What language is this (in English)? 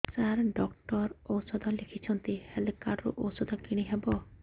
Odia